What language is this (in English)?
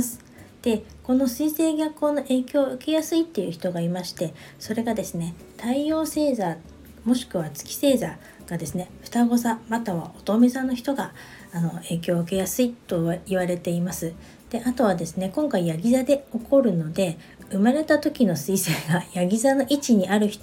Japanese